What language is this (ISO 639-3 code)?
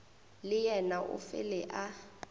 nso